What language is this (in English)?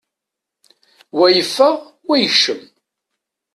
Kabyle